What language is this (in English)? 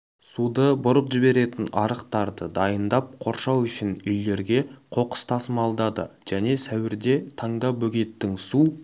Kazakh